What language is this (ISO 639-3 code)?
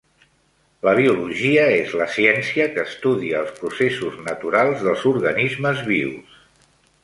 cat